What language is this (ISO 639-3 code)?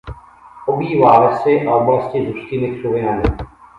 ces